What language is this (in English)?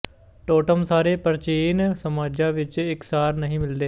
Punjabi